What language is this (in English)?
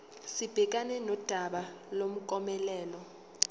Zulu